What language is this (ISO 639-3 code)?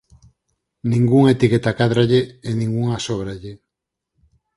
glg